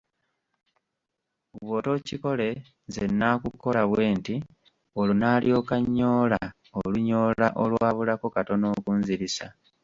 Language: Ganda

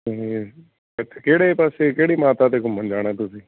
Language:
Punjabi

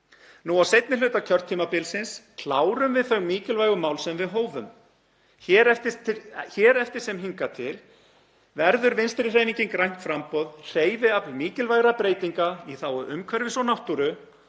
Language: Icelandic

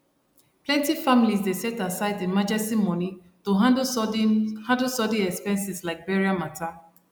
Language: Nigerian Pidgin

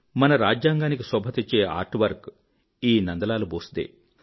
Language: Telugu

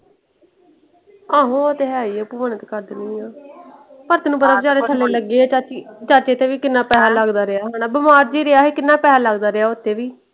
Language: Punjabi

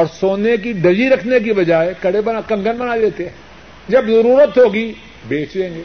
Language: Urdu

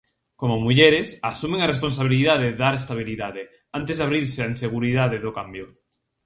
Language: Galician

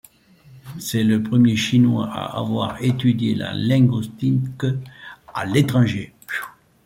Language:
French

